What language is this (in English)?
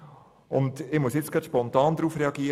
Swiss German